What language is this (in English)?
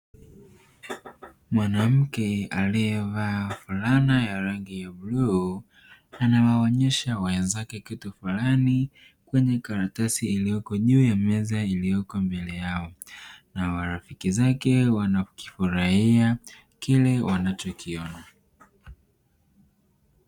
Swahili